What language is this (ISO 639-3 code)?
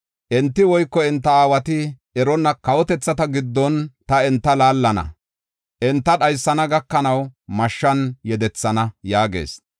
gof